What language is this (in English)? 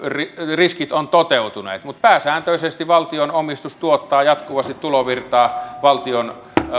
Finnish